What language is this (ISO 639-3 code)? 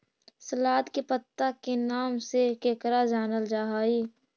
mag